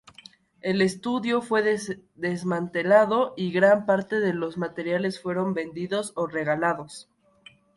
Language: Spanish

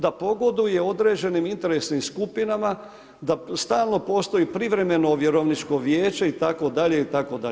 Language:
Croatian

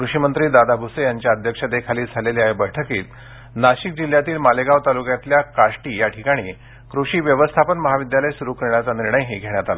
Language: Marathi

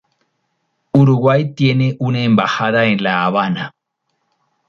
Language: Spanish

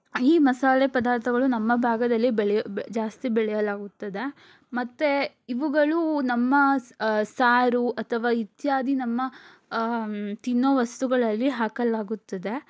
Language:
Kannada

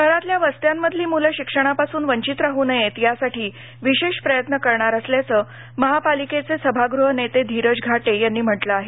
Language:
Marathi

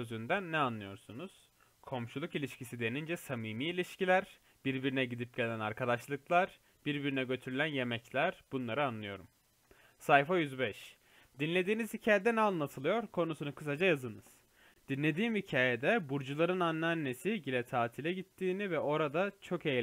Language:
Turkish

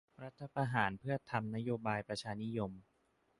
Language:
Thai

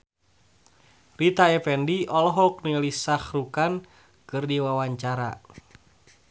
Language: Sundanese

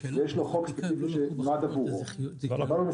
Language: Hebrew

